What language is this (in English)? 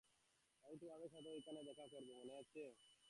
Bangla